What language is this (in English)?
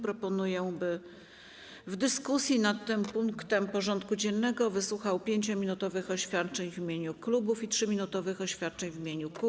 Polish